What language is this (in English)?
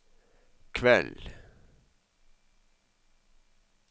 Norwegian